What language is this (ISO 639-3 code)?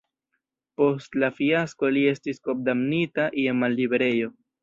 epo